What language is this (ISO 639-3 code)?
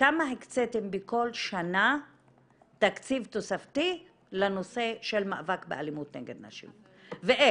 heb